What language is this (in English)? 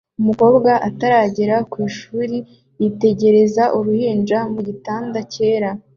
Kinyarwanda